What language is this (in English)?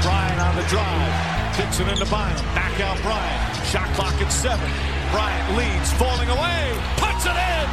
Greek